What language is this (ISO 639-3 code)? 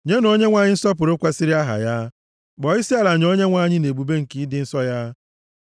ibo